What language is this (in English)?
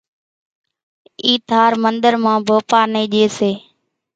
Kachi Koli